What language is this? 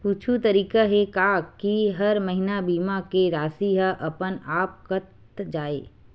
Chhattisgarhi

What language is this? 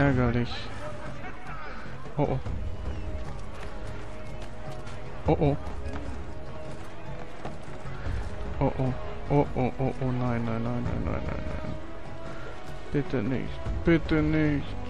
German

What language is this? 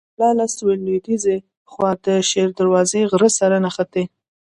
Pashto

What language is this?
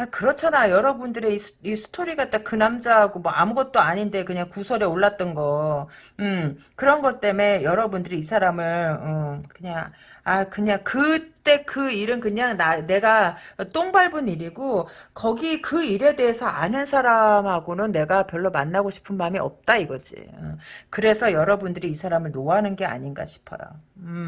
Korean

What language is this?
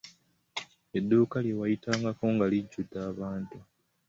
Ganda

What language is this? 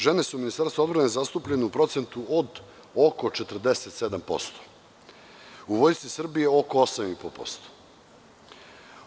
Serbian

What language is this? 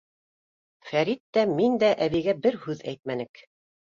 Bashkir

